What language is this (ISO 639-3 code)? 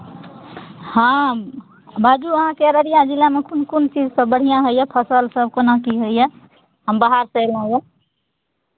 mai